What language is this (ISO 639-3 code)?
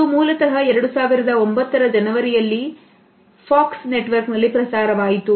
kan